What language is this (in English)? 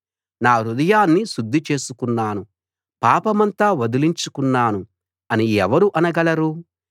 Telugu